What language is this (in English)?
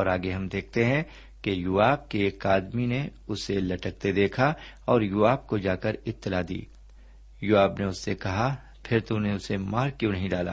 Urdu